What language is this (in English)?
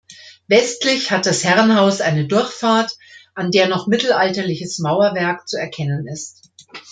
German